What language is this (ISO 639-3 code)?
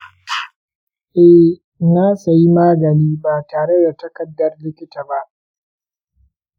hau